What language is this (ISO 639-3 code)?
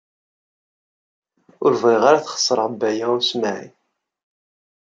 kab